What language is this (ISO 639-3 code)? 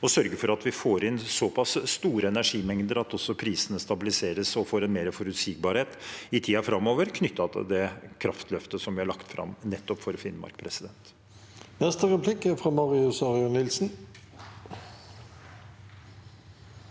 nor